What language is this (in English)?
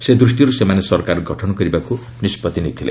Odia